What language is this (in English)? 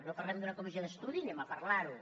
Catalan